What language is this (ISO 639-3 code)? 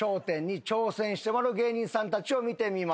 jpn